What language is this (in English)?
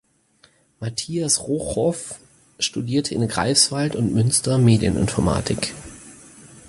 German